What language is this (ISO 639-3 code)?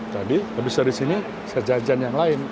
ind